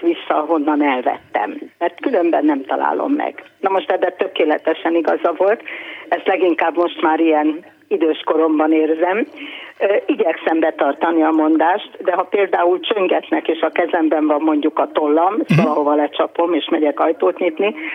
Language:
Hungarian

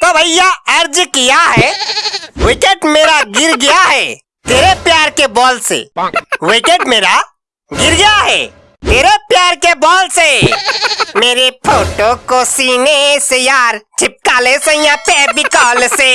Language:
Hindi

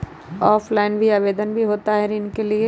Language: Magahi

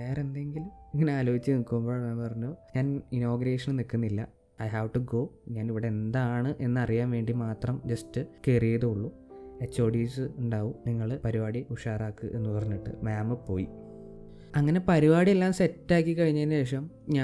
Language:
Malayalam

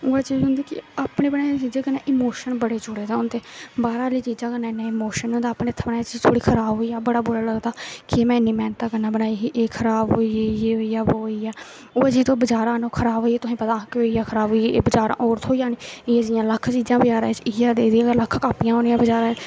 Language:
Dogri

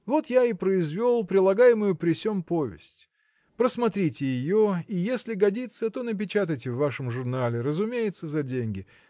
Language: Russian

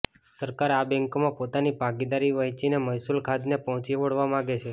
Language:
Gujarati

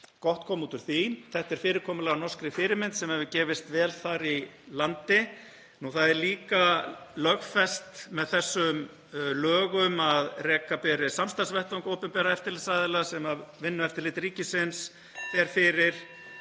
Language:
Icelandic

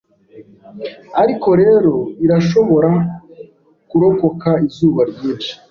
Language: Kinyarwanda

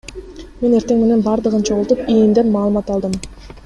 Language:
Kyrgyz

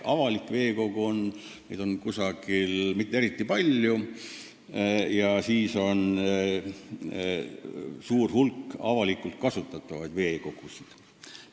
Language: Estonian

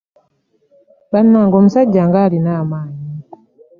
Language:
Ganda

